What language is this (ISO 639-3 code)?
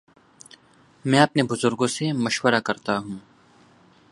urd